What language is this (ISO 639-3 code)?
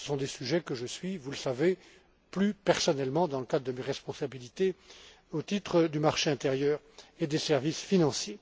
fra